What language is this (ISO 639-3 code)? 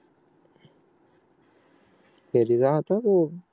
mar